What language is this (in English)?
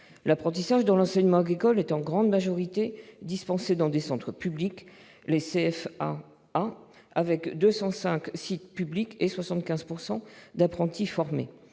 French